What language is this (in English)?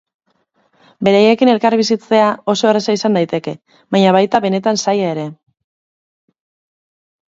Basque